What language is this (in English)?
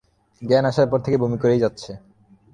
Bangla